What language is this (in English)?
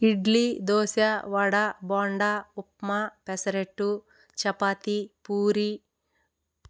Telugu